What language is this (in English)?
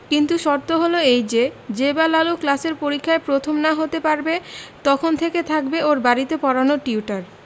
Bangla